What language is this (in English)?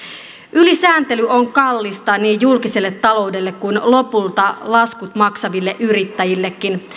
Finnish